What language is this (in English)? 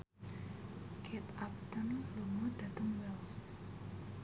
Javanese